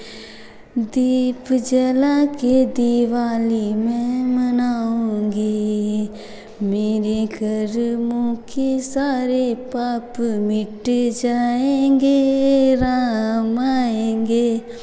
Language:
Hindi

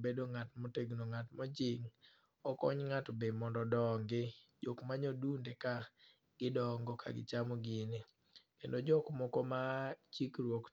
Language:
Luo (Kenya and Tanzania)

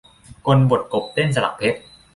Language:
Thai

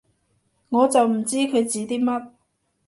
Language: Cantonese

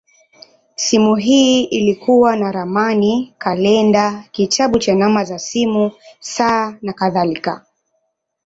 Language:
Swahili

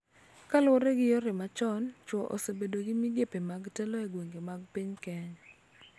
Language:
Luo (Kenya and Tanzania)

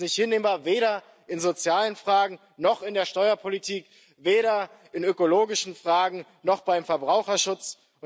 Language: German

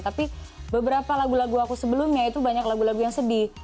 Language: Indonesian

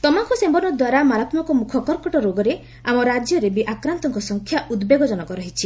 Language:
Odia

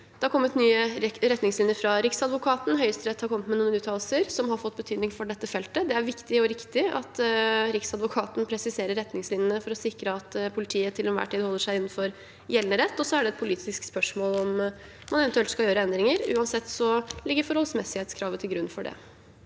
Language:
Norwegian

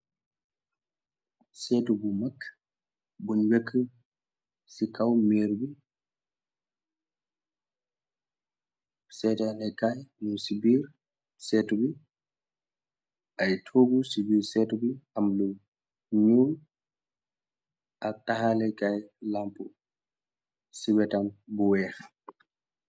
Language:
Wolof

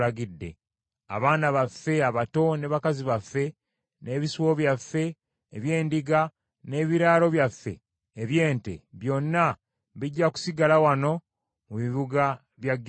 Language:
Ganda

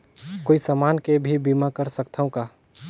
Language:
Chhattisgarhi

